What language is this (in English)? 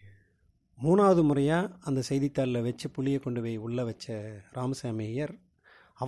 Tamil